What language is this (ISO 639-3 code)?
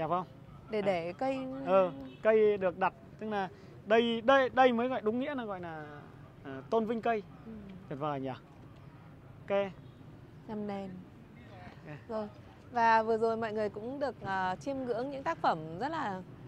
vie